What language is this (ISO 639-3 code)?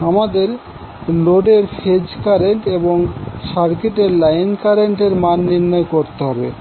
ben